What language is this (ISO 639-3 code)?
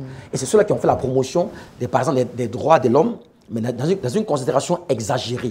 fra